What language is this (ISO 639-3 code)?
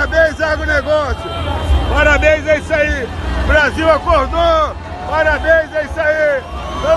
por